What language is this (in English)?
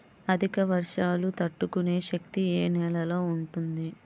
Telugu